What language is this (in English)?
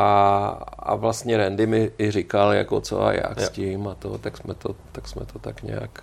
Czech